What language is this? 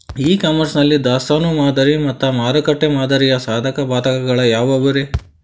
Kannada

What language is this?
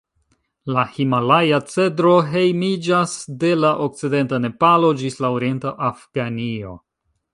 Esperanto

